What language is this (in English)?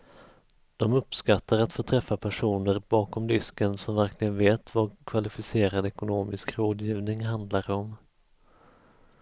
Swedish